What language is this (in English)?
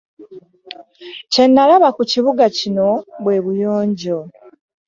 Ganda